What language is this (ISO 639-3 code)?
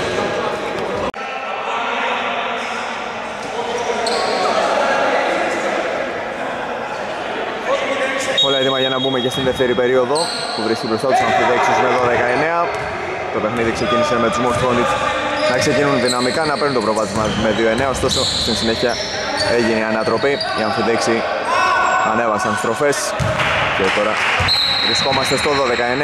ell